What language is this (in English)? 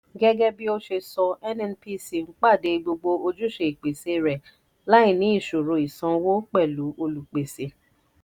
Yoruba